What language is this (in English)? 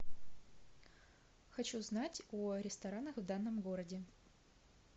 Russian